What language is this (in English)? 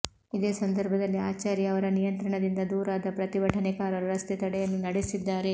Kannada